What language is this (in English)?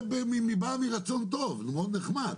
Hebrew